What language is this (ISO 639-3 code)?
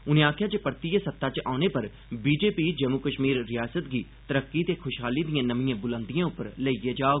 doi